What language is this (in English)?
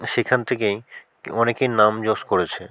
Bangla